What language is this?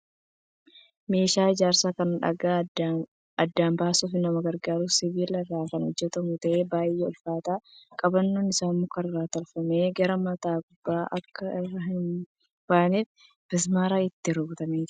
Oromo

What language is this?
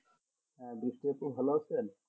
Bangla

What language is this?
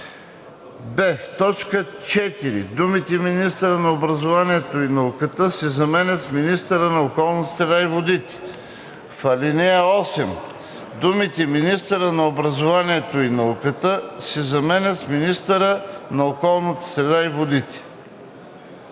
Bulgarian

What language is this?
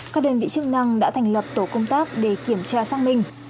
Vietnamese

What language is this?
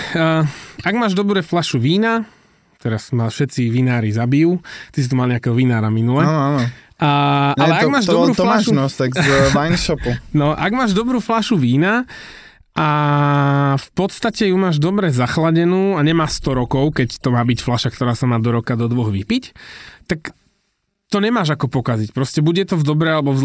Slovak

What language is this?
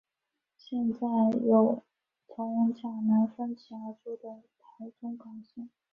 Chinese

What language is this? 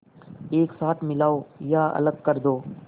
Hindi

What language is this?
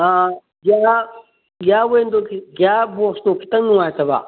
Manipuri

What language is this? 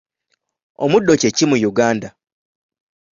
Ganda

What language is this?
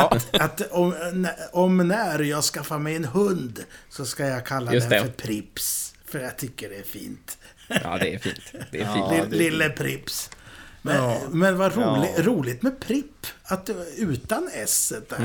Swedish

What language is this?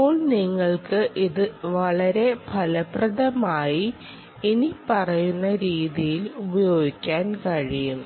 Malayalam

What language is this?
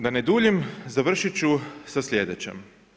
Croatian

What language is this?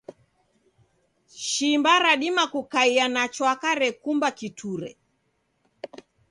Taita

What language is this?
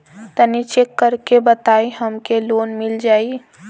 Bhojpuri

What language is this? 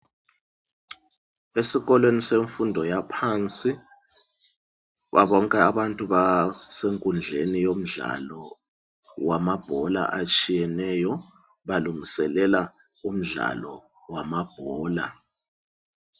North Ndebele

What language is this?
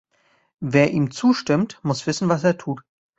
German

